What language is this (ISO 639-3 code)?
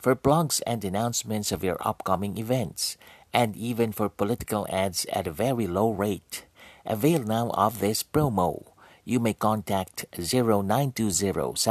fil